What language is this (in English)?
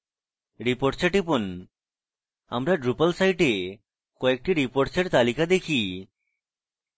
Bangla